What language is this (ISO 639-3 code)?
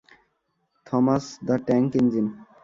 ben